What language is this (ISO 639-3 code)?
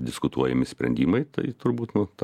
lit